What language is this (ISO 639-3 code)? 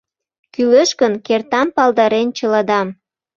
chm